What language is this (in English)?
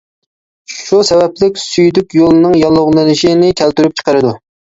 Uyghur